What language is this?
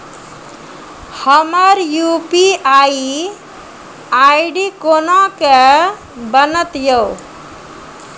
Maithili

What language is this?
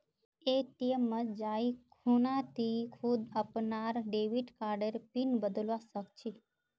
Magahi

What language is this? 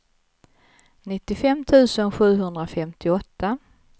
Swedish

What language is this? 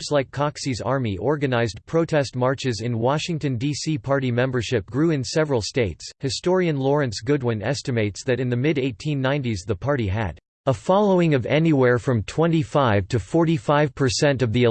English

